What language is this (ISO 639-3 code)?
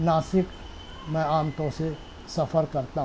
urd